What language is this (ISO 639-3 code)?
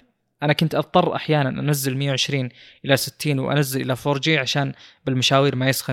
ara